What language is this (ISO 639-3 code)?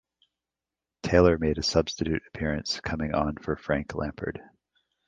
eng